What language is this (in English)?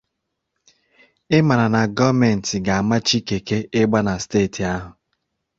Igbo